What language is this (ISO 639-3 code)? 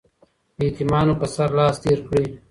pus